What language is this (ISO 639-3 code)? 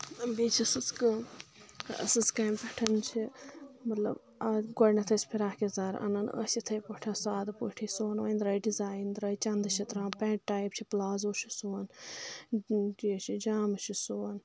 kas